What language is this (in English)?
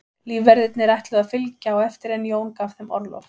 Icelandic